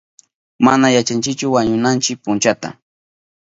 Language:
Southern Pastaza Quechua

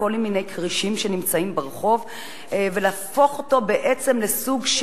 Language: Hebrew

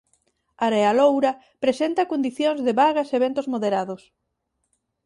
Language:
Galician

